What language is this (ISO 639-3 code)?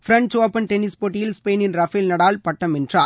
tam